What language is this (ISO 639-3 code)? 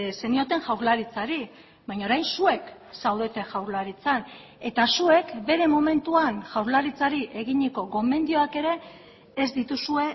eus